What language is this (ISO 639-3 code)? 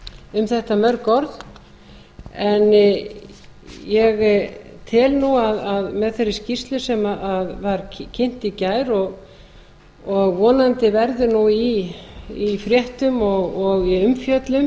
isl